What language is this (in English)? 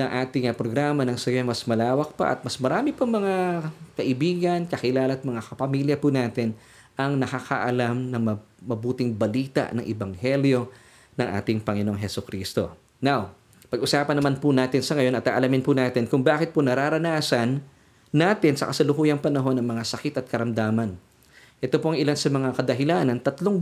Filipino